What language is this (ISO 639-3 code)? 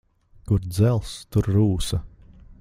lav